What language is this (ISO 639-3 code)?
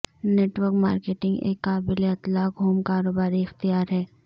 urd